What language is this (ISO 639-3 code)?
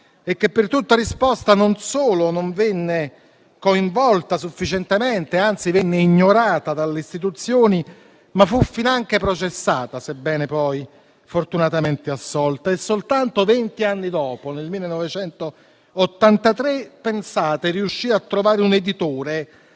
ita